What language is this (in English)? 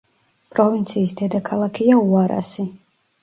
Georgian